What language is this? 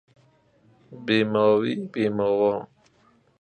Persian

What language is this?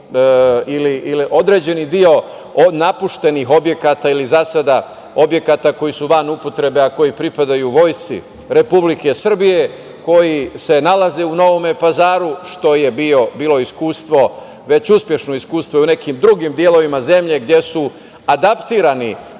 Serbian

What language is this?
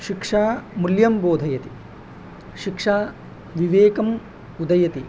Sanskrit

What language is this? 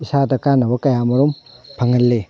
Manipuri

